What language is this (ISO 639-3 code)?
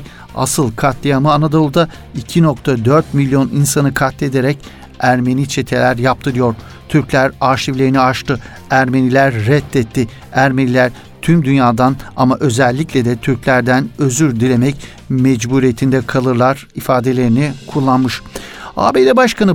tur